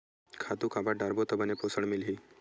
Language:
Chhattisgarhi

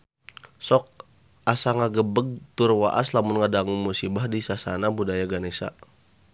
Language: Sundanese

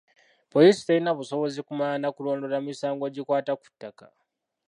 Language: Ganda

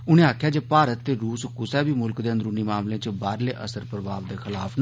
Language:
Dogri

